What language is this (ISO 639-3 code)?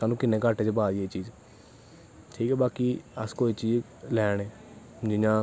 doi